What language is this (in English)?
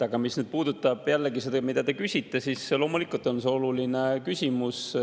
Estonian